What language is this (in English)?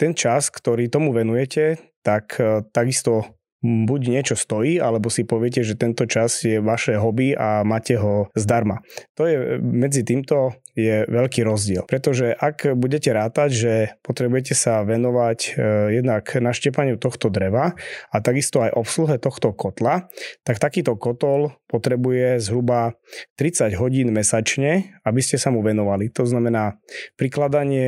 Slovak